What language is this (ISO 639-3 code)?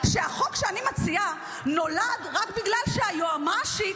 heb